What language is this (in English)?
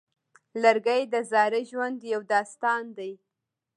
Pashto